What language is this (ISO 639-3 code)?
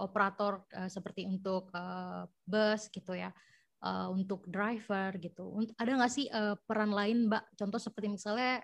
ind